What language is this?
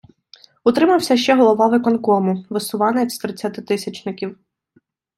Ukrainian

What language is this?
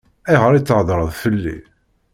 Kabyle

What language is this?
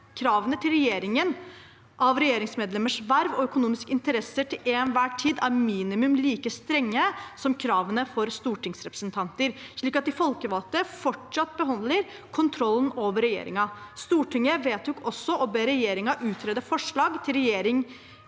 Norwegian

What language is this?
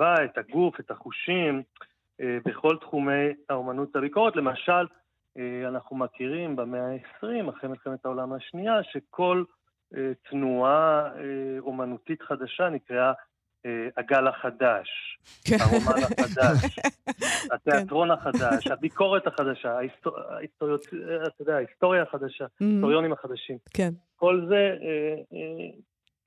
Hebrew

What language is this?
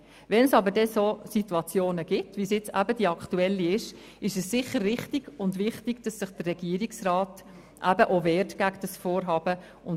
Swiss German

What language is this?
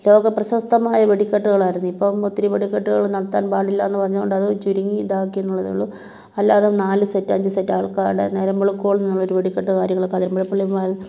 Malayalam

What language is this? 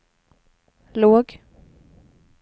Swedish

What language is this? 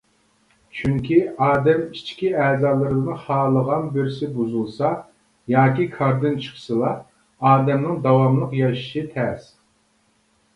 Uyghur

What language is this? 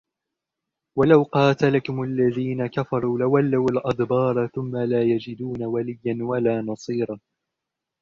Arabic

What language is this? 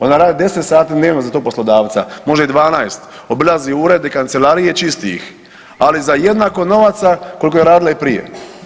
Croatian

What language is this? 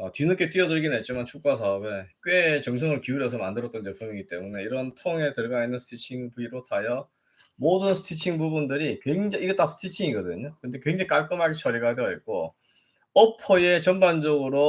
Korean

